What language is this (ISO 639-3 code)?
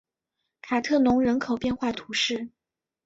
zho